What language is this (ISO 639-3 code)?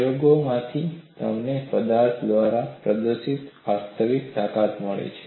guj